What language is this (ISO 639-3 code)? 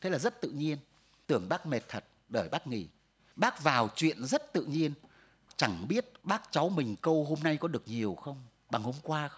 vie